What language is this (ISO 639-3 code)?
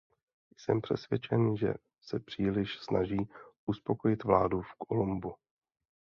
ces